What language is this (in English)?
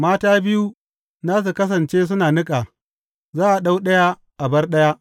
Hausa